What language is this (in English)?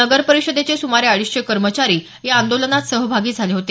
Marathi